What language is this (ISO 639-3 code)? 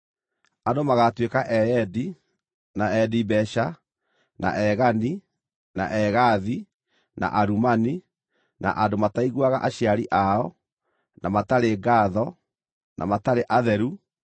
kik